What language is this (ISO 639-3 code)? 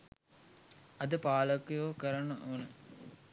sin